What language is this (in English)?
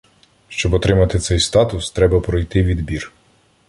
Ukrainian